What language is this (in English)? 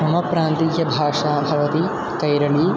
Sanskrit